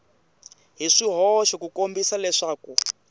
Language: Tsonga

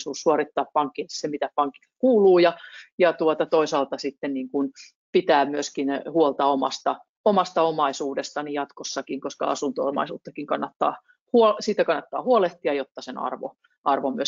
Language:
Finnish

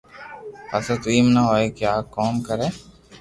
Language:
Loarki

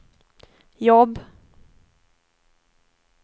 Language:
Swedish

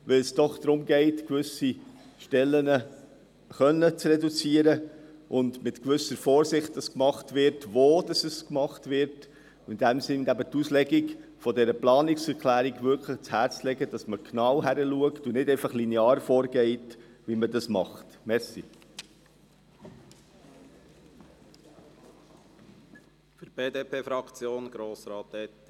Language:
Swiss German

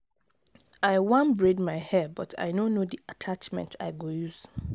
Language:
Nigerian Pidgin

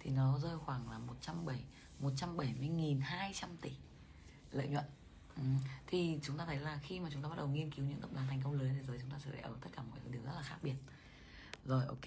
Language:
Vietnamese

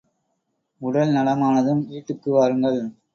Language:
Tamil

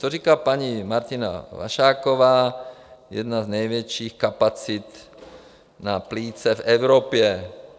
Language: Czech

